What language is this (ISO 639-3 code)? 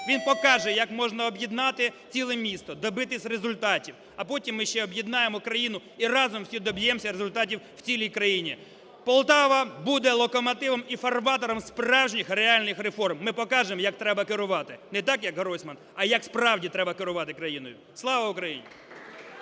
ukr